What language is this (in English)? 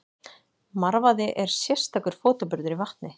Icelandic